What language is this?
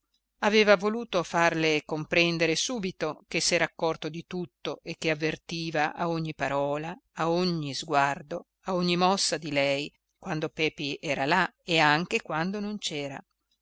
Italian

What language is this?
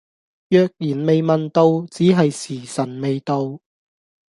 Cantonese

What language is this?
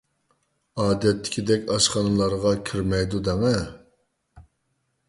Uyghur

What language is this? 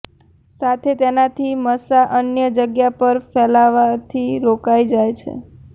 Gujarati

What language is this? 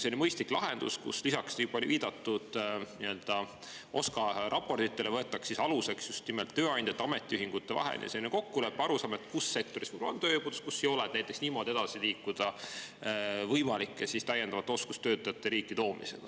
Estonian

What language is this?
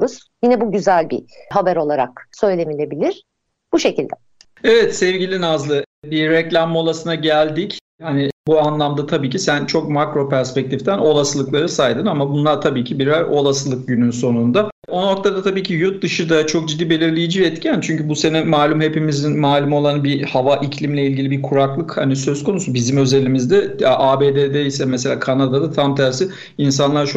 Turkish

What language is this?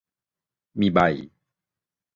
Thai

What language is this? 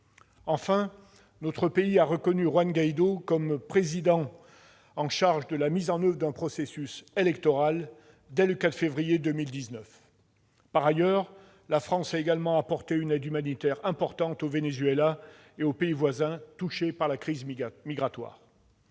French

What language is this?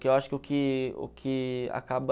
Portuguese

